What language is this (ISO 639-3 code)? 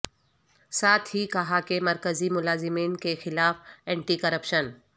urd